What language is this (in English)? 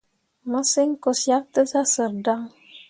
Mundang